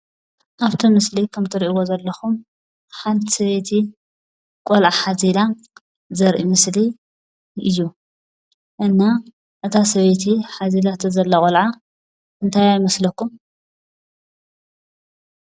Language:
Tigrinya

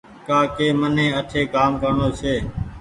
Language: Goaria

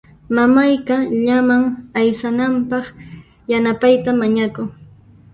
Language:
Puno Quechua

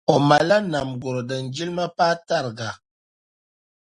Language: Dagbani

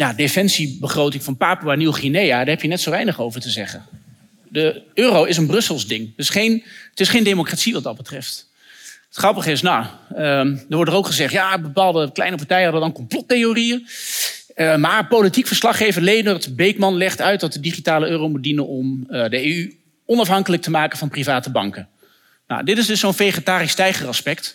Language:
Dutch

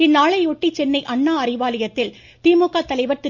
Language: Tamil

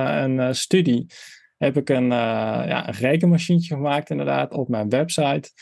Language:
Dutch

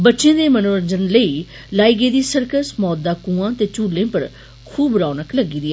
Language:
Dogri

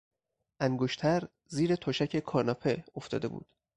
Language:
Persian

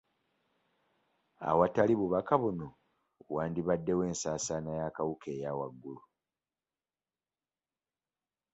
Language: Ganda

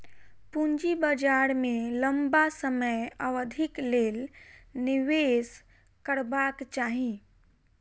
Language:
Maithili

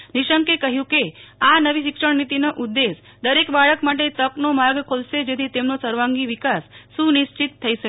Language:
Gujarati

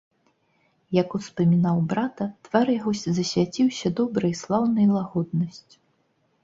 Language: Belarusian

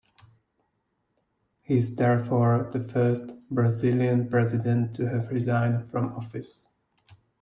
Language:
English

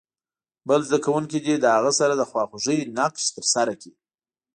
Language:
Pashto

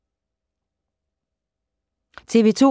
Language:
Danish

